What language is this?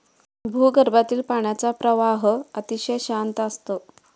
Marathi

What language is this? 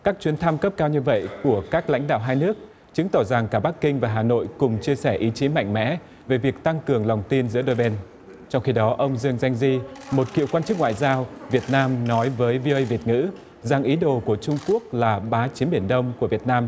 Vietnamese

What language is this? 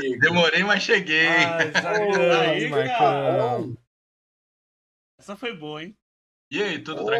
Portuguese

